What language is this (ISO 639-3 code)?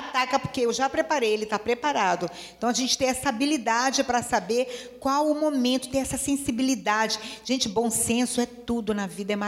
por